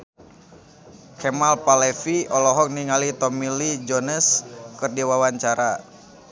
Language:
Sundanese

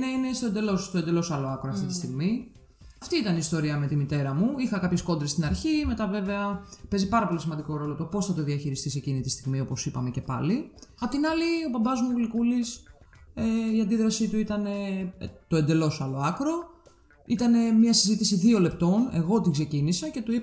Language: Greek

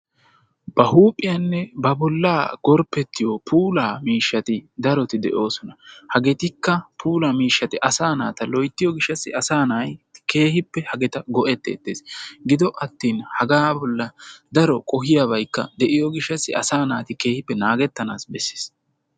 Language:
Wolaytta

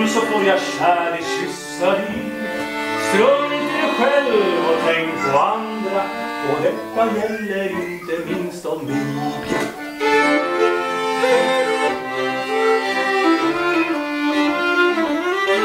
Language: Dutch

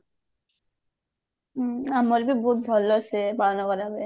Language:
Odia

